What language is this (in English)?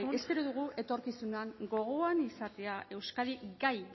Basque